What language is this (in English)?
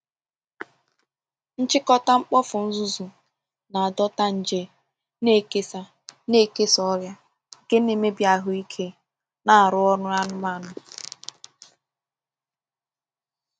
Igbo